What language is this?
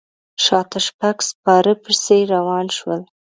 Pashto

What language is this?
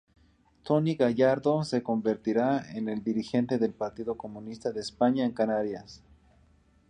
Spanish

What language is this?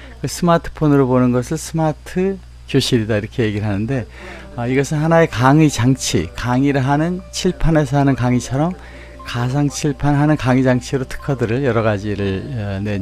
Korean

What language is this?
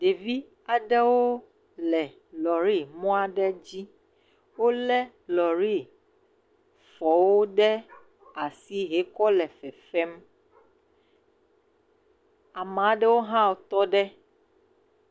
Ewe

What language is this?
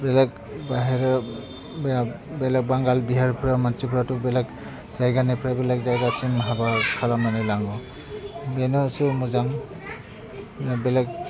Bodo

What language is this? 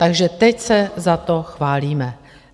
Czech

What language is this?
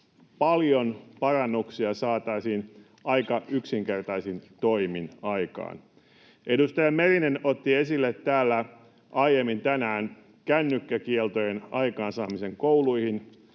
Finnish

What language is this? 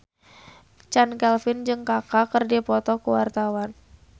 Sundanese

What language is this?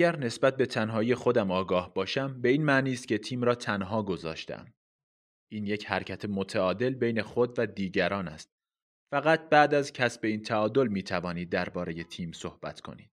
Persian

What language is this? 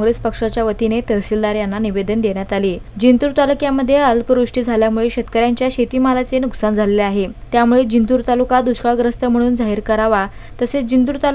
Romanian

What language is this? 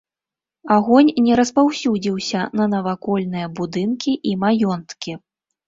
Belarusian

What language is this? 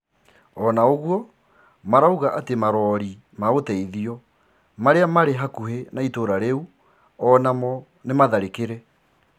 Kikuyu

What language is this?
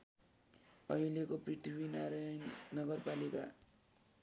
Nepali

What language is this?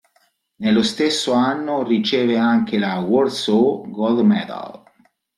Italian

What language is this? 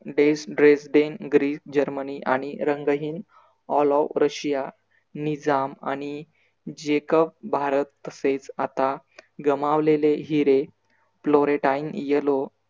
Marathi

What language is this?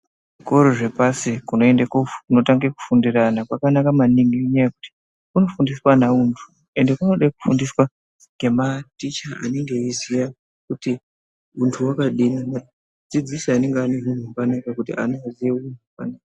Ndau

